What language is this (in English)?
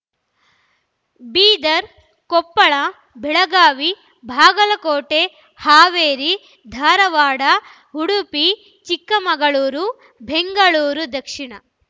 Kannada